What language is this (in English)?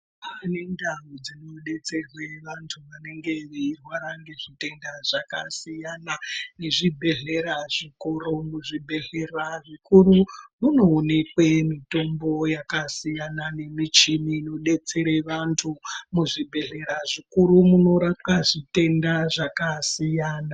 Ndau